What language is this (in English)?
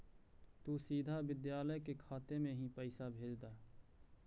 Magahi